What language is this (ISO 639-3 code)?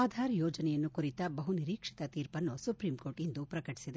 kan